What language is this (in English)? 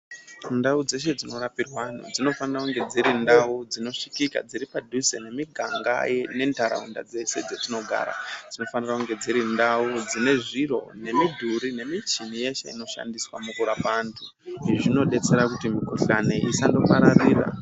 Ndau